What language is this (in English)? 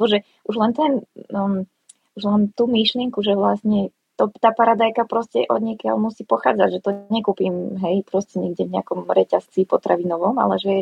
Slovak